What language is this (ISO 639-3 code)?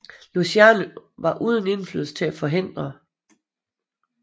dan